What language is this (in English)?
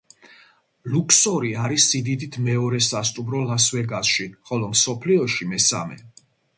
Georgian